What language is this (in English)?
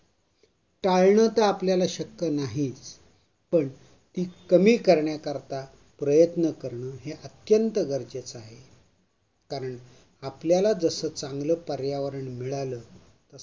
Marathi